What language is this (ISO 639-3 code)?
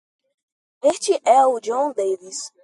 por